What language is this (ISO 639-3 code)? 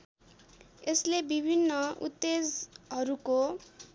nep